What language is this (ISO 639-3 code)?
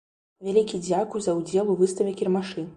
bel